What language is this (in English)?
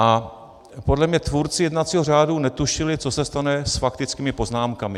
Czech